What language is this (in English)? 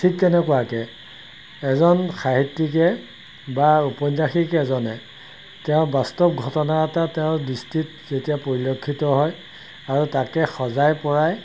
Assamese